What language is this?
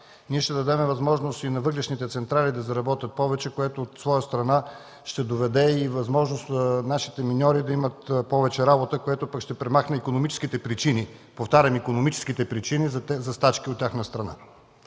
Bulgarian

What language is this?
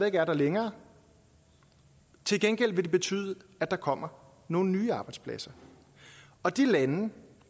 Danish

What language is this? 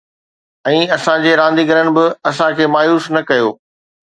Sindhi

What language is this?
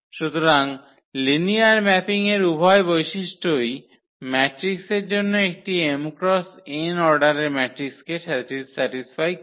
Bangla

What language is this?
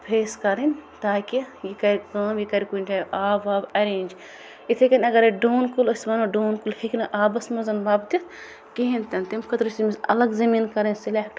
Kashmiri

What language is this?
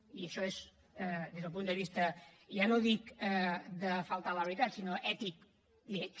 Catalan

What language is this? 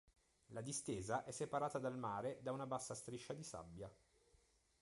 Italian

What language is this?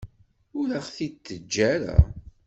Kabyle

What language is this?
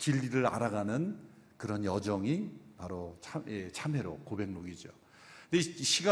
Korean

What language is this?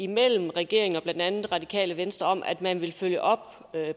Danish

